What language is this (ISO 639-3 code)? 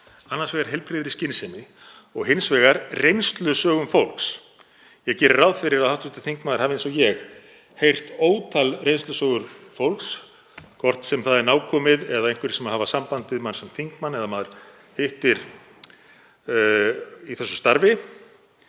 isl